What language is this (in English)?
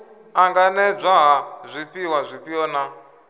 Venda